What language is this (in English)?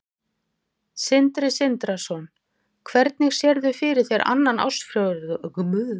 Icelandic